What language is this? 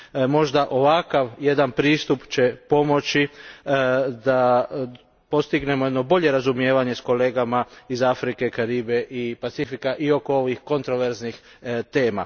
Croatian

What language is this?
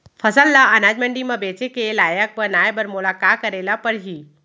Chhattisgarhi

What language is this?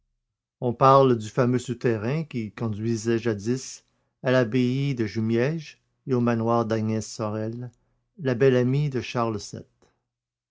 French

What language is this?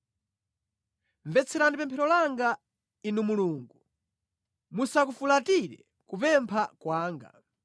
Nyanja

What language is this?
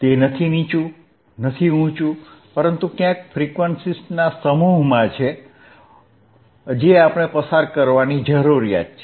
Gujarati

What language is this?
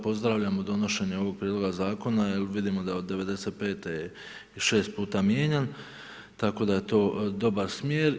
Croatian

